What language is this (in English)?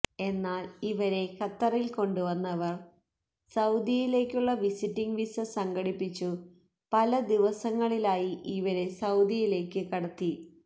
Malayalam